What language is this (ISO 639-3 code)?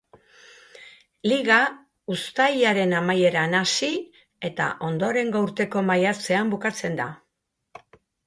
eus